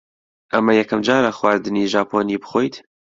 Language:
Central Kurdish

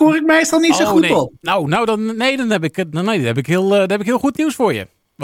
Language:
Dutch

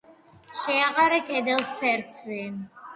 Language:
Georgian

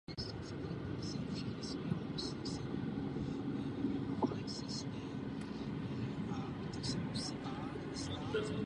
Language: Czech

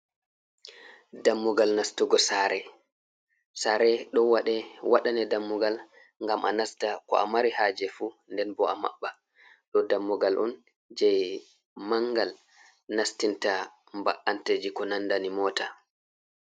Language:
Fula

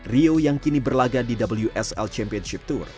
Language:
Indonesian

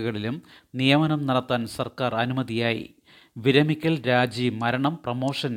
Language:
Malayalam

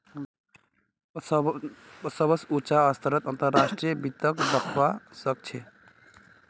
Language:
Magahi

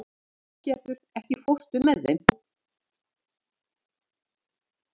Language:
Icelandic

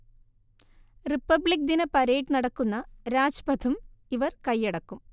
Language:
Malayalam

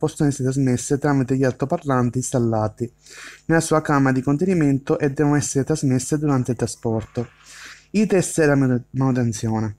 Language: Italian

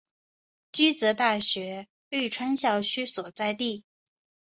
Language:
Chinese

